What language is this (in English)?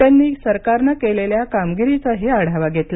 Marathi